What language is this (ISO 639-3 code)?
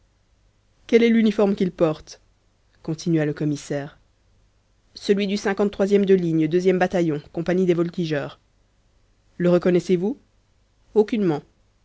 fra